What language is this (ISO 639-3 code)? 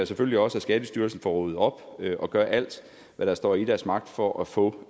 dan